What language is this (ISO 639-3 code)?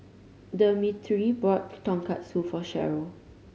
eng